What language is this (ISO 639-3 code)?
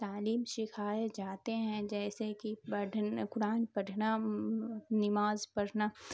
urd